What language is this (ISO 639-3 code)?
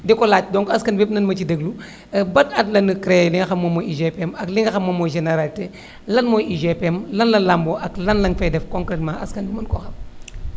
wol